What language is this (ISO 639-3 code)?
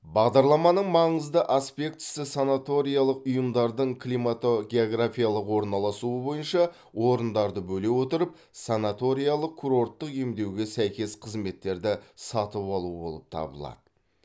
kaz